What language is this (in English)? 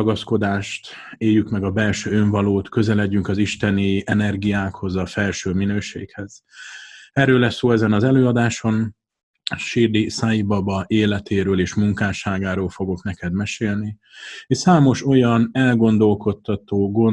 Hungarian